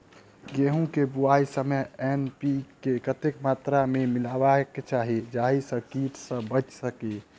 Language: Maithili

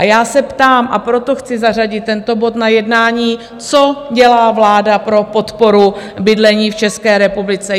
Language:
Czech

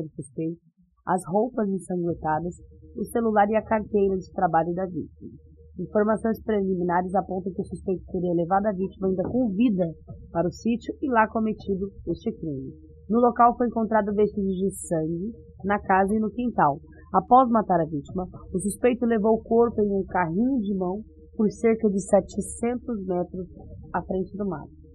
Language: Portuguese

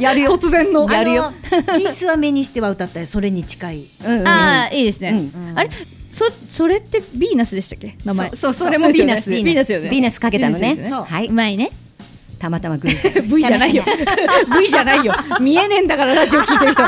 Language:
Japanese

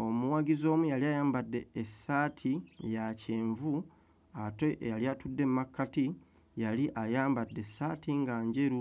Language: Ganda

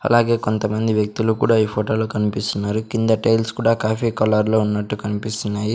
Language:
Telugu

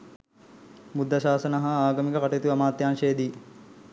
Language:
Sinhala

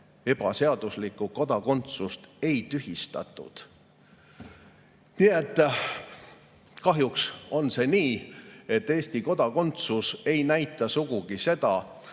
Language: Estonian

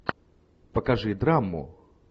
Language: Russian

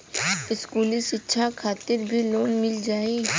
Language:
Bhojpuri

